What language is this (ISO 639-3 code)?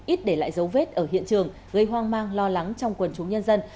vie